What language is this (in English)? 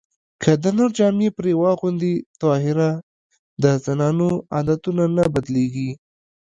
Pashto